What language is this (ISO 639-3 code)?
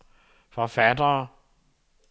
dan